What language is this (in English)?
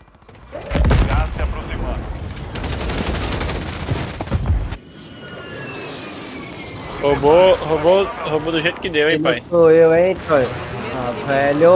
Portuguese